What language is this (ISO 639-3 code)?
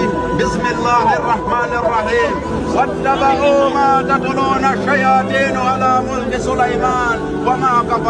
ara